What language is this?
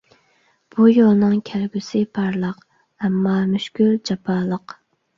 Uyghur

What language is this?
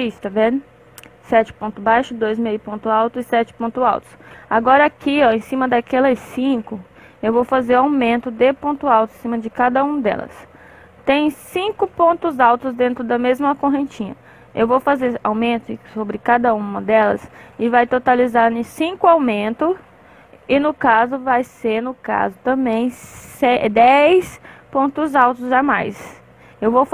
Portuguese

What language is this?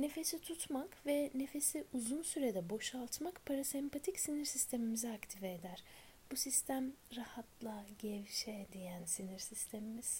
Turkish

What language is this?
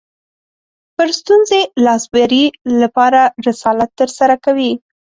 Pashto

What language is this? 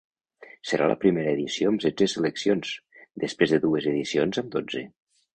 Catalan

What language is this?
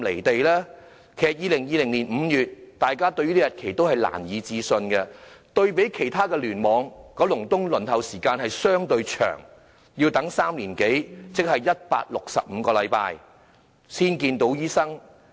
Cantonese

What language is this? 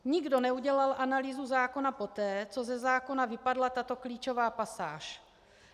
Czech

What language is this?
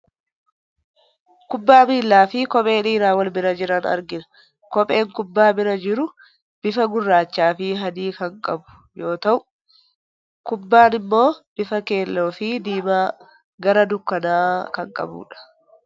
Oromo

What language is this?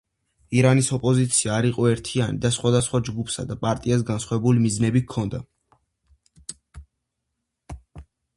Georgian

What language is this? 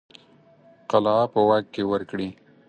Pashto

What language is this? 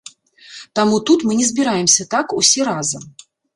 Belarusian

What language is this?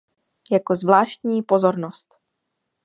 Czech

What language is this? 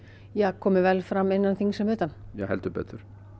Icelandic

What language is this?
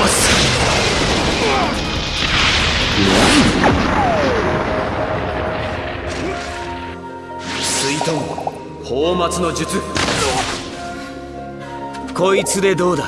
Japanese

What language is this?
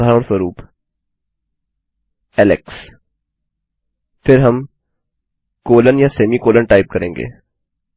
Hindi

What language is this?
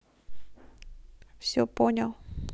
Russian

